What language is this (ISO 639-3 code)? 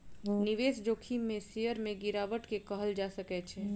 mai